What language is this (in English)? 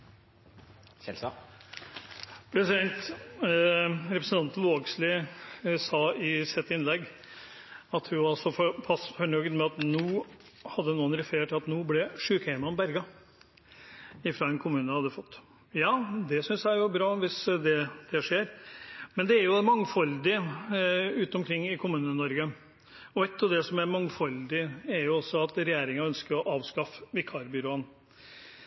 Norwegian